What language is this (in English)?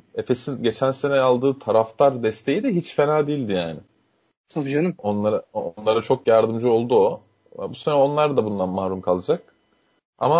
Turkish